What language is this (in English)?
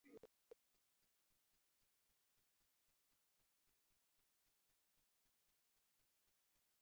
Esperanto